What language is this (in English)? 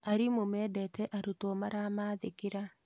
Kikuyu